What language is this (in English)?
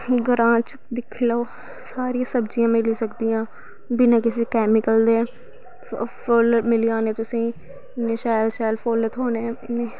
Dogri